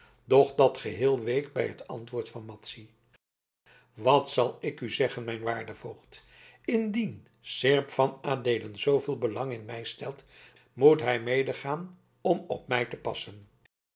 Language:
Dutch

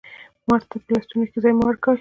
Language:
Pashto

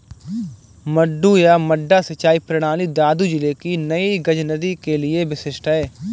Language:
Hindi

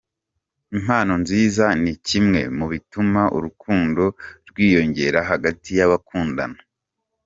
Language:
Kinyarwanda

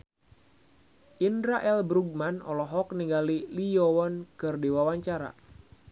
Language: Sundanese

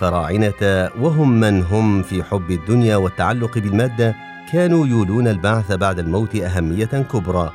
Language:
Arabic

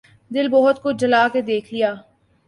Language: Urdu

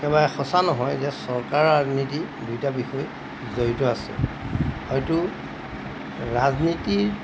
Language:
Assamese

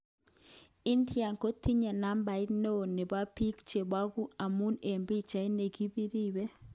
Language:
Kalenjin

